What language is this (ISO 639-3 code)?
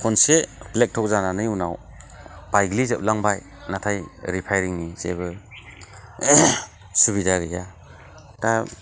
brx